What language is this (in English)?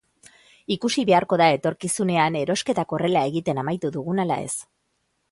Basque